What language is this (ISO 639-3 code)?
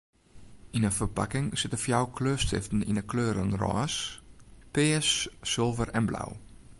fry